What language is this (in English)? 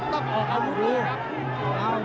Thai